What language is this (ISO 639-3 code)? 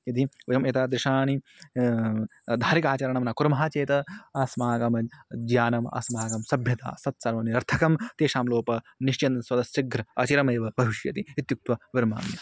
san